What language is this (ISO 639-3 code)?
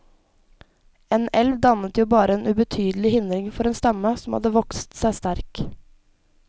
nor